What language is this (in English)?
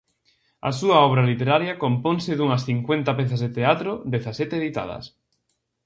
Galician